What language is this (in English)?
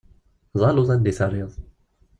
Kabyle